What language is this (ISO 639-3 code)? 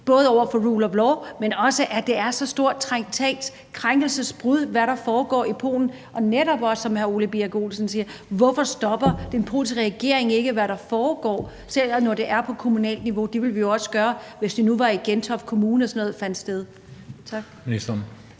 dan